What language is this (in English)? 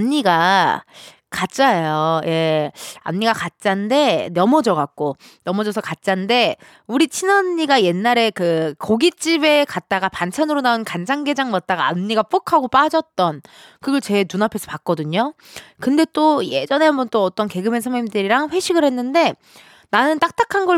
Korean